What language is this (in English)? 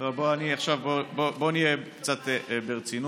Hebrew